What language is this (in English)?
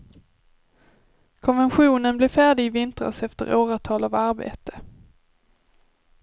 Swedish